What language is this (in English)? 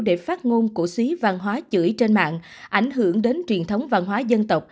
Vietnamese